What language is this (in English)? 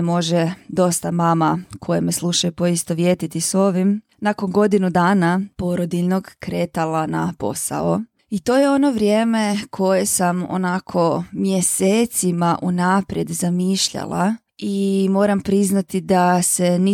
Croatian